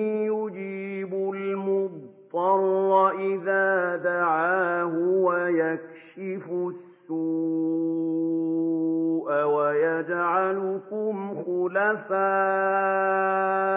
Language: Arabic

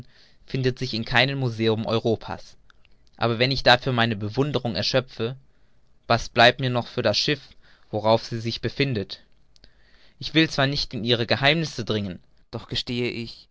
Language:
German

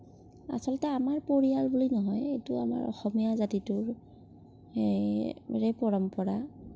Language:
Assamese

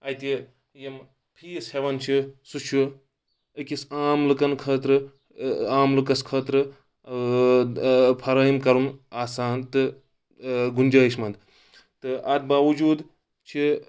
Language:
Kashmiri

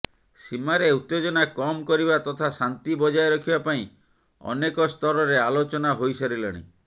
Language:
Odia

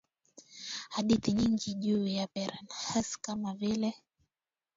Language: Swahili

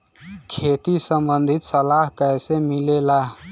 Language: Bhojpuri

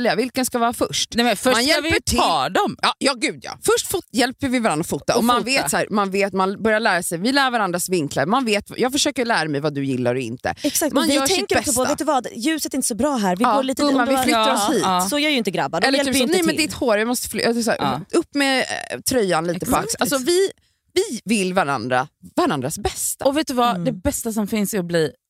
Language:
Swedish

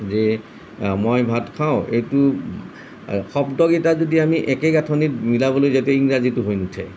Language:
Assamese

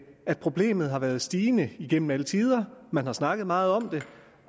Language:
Danish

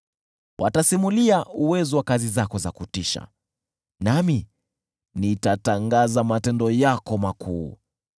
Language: Swahili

